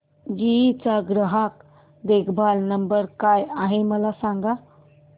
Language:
Marathi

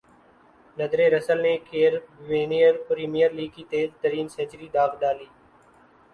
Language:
Urdu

